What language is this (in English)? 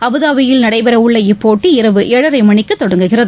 Tamil